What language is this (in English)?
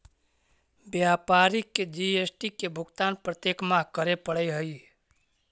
Magahi